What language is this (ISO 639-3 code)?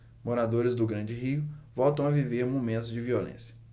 por